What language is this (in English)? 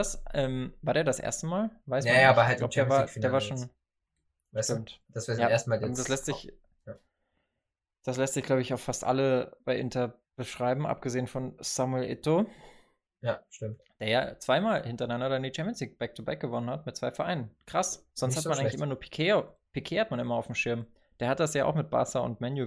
German